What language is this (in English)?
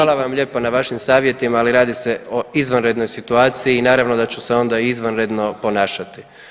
Croatian